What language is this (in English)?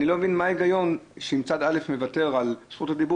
Hebrew